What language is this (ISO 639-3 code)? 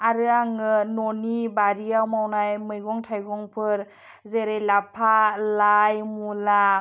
brx